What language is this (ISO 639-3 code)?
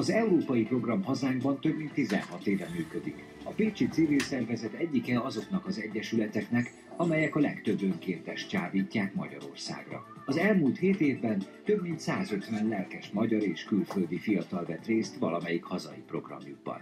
hun